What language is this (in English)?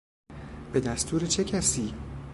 Persian